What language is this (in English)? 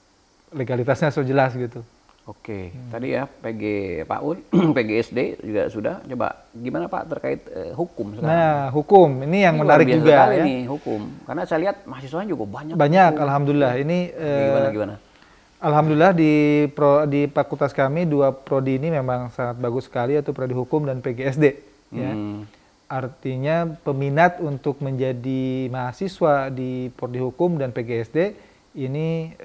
Indonesian